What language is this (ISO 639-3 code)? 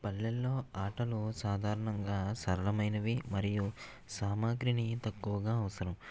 tel